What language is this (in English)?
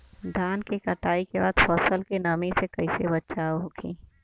Bhojpuri